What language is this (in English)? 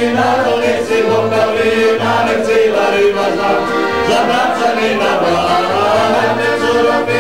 Romanian